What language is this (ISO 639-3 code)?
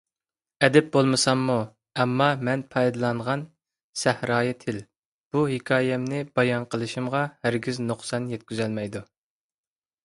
uig